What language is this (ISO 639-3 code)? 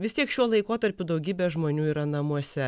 lit